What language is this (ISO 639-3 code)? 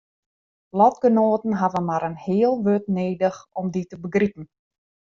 fry